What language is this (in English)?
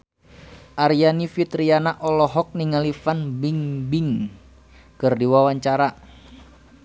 Sundanese